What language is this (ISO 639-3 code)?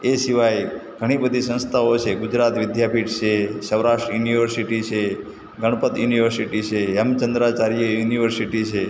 guj